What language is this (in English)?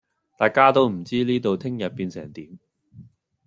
Cantonese